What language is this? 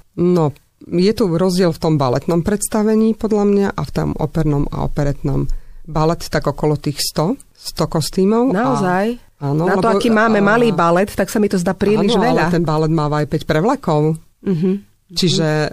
Slovak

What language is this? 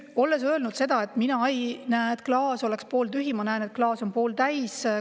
Estonian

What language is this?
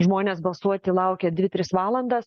Lithuanian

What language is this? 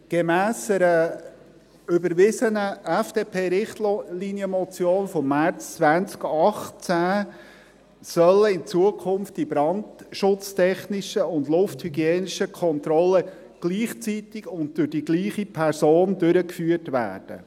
Swiss German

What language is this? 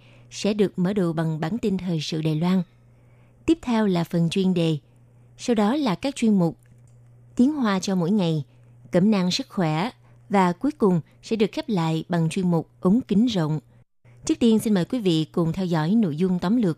Vietnamese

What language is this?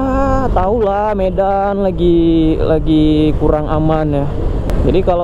Indonesian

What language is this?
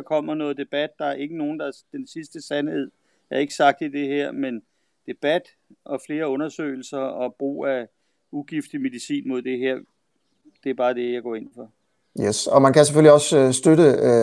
Danish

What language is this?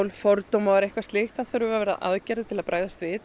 Icelandic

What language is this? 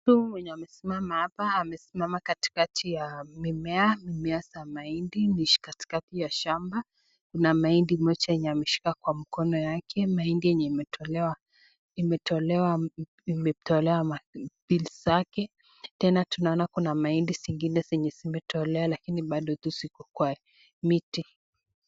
Swahili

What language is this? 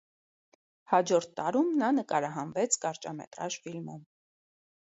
Armenian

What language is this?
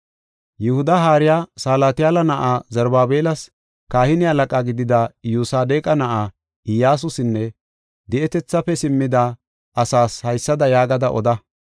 Gofa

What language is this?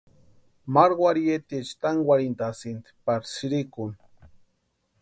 Western Highland Purepecha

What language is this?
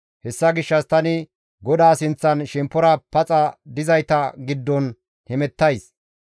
Gamo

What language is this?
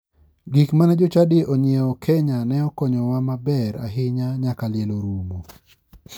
Luo (Kenya and Tanzania)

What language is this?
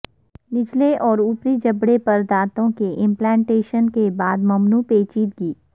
Urdu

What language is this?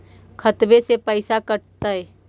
Magahi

